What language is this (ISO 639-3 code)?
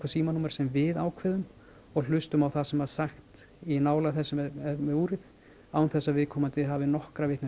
isl